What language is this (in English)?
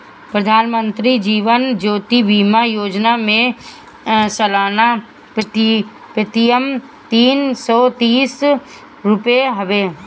Bhojpuri